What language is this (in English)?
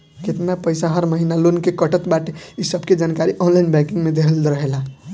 Bhojpuri